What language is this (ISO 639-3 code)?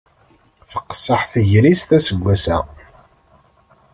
kab